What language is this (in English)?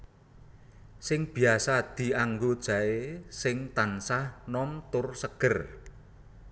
Javanese